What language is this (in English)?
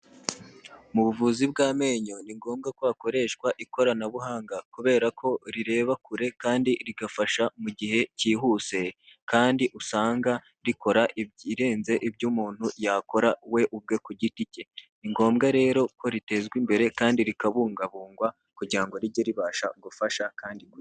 Kinyarwanda